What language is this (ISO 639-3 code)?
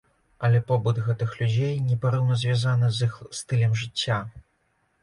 bel